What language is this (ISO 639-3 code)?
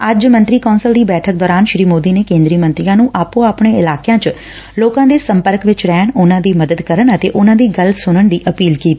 pan